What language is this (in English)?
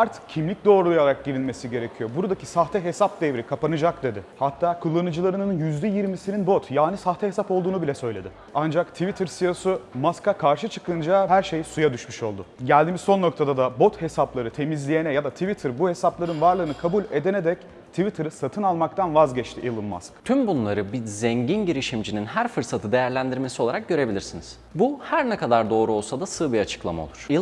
Turkish